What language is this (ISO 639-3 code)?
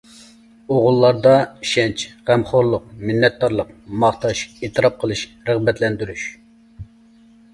uig